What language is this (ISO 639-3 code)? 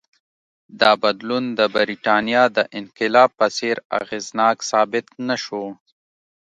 pus